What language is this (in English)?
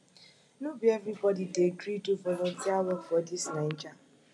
Nigerian Pidgin